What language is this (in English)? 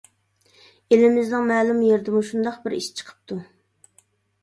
Uyghur